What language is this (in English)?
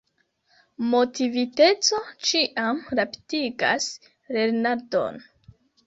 Esperanto